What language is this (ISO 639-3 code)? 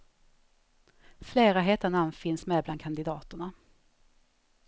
swe